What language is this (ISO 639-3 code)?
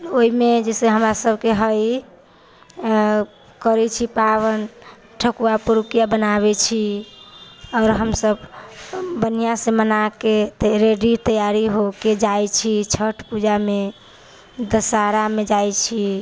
mai